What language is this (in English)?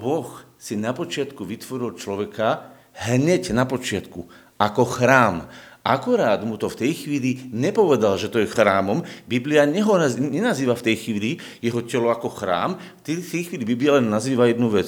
Slovak